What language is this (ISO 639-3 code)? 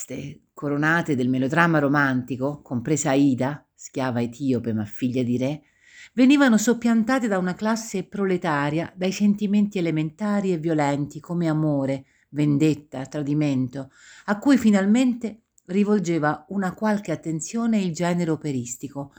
ita